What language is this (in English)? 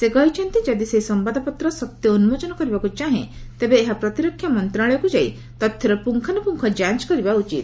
Odia